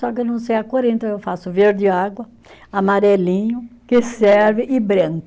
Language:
Portuguese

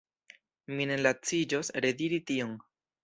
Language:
Esperanto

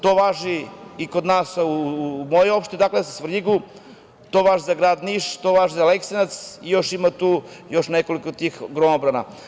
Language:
Serbian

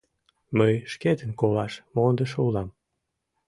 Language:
Mari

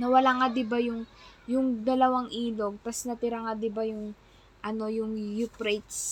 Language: Filipino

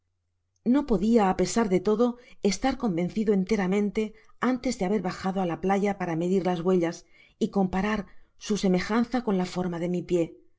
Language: Spanish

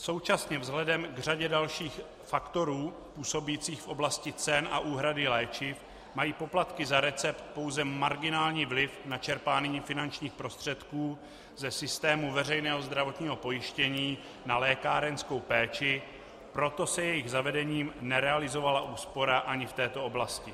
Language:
Czech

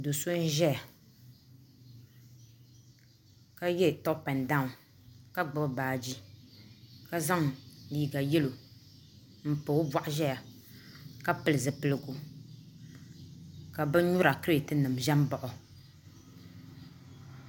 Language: Dagbani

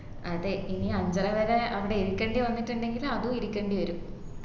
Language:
Malayalam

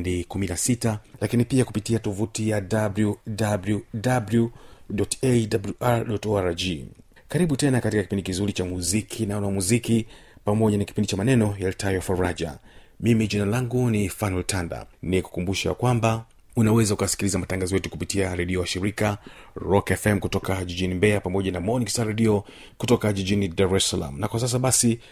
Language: Swahili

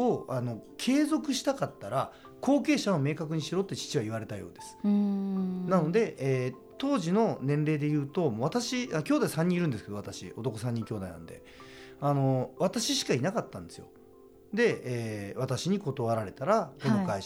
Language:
Japanese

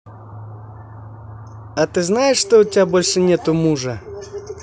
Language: Russian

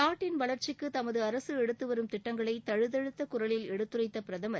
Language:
Tamil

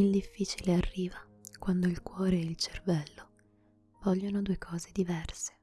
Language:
Italian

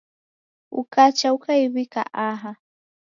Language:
Taita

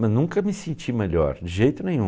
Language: Portuguese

